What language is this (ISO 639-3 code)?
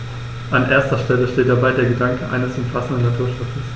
deu